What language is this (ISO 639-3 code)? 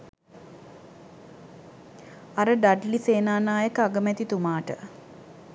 sin